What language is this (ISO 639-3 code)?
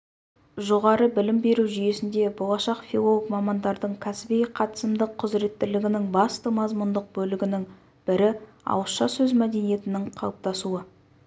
kaz